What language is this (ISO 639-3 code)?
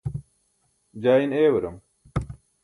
bsk